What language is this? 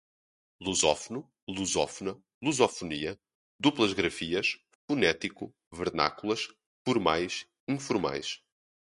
Portuguese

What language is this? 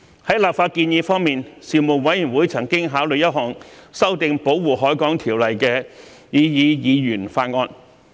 Cantonese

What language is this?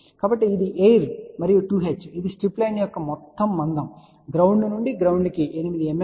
Telugu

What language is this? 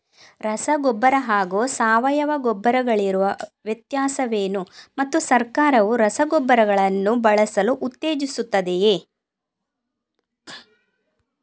Kannada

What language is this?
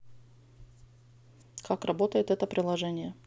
Russian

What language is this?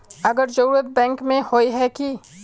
Magahi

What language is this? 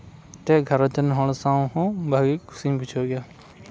Santali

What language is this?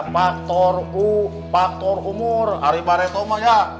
Indonesian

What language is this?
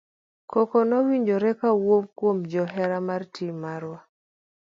Luo (Kenya and Tanzania)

